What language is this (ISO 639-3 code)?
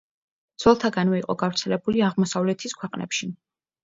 kat